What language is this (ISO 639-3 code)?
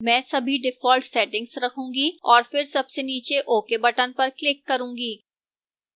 hin